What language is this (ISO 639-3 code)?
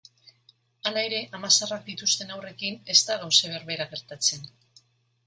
eus